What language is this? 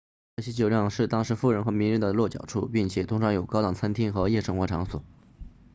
Chinese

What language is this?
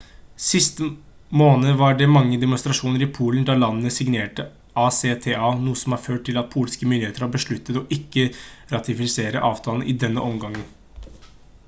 Norwegian Bokmål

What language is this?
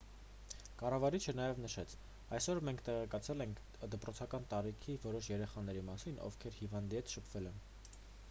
Armenian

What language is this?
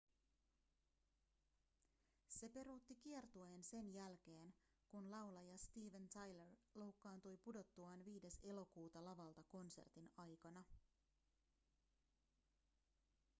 Finnish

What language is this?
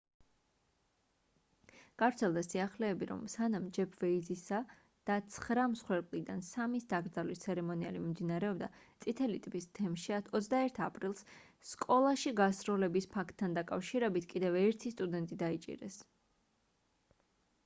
Georgian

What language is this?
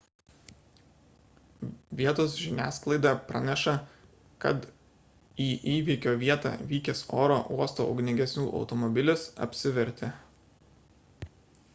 Lithuanian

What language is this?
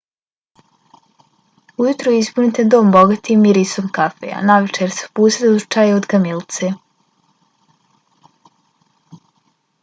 Bosnian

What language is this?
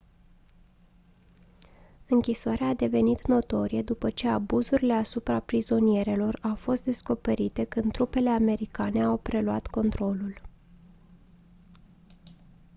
Romanian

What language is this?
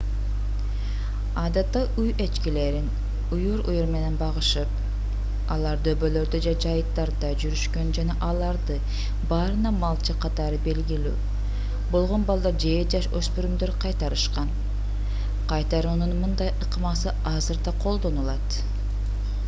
Kyrgyz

